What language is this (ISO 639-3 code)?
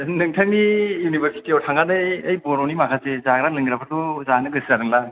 brx